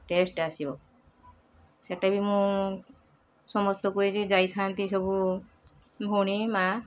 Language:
Odia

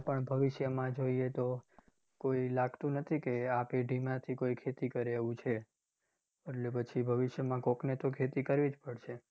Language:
Gujarati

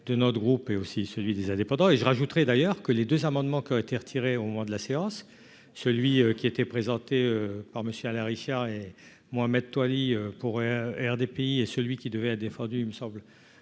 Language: French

